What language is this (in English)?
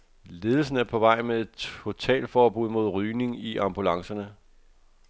Danish